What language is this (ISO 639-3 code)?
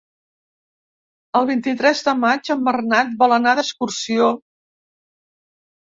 cat